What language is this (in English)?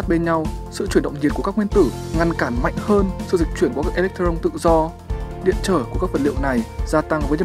Vietnamese